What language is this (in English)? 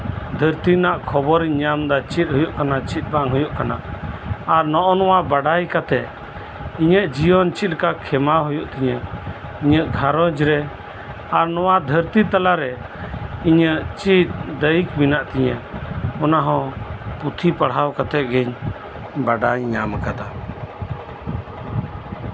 Santali